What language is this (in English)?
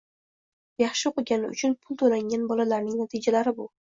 Uzbek